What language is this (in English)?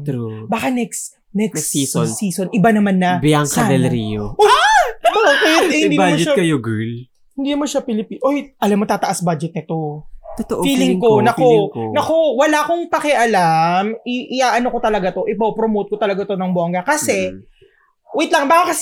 Filipino